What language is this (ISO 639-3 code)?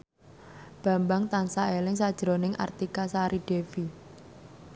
jav